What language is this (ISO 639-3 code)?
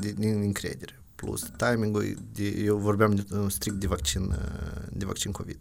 ron